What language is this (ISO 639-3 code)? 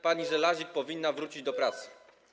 pol